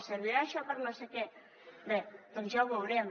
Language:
Catalan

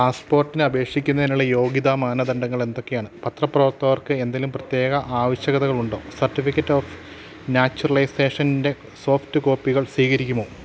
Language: Malayalam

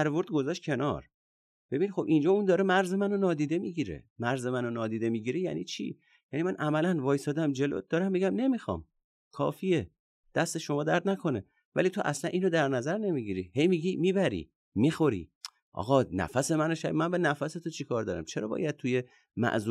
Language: Persian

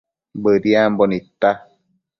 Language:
Matsés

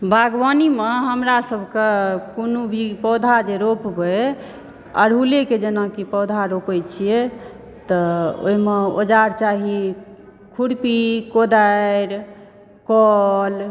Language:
Maithili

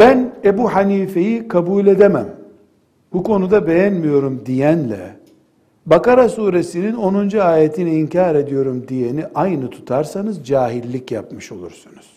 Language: Turkish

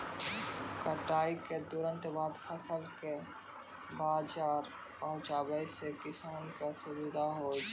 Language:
Maithili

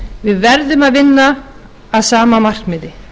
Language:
Icelandic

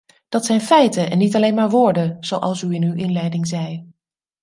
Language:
Dutch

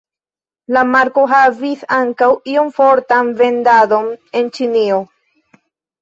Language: Esperanto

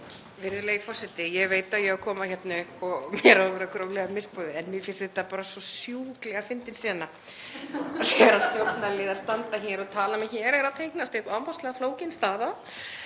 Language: Icelandic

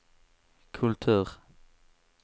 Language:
Swedish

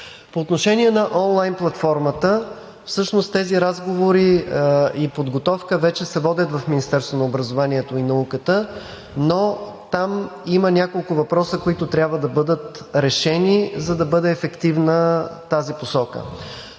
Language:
Bulgarian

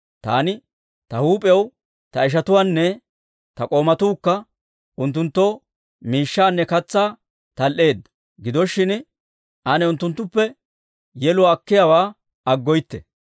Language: Dawro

